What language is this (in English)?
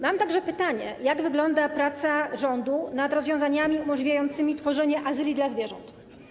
Polish